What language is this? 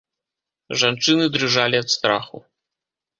Belarusian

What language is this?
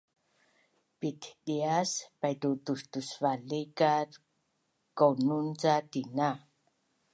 Bunun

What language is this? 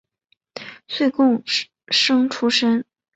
Chinese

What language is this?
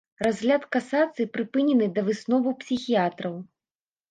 Belarusian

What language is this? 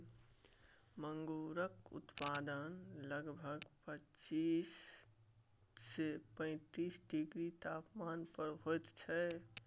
Maithili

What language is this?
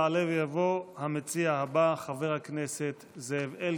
Hebrew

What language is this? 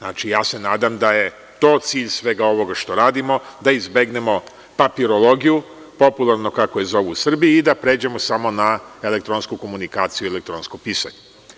Serbian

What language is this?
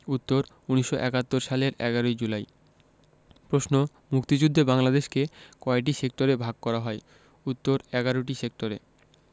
Bangla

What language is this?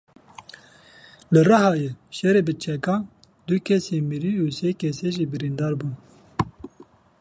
Kurdish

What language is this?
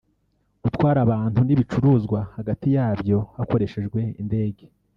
Kinyarwanda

